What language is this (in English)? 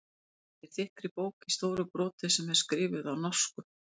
Icelandic